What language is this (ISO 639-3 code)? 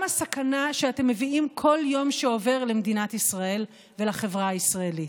heb